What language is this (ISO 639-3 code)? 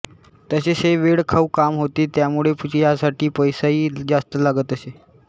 mar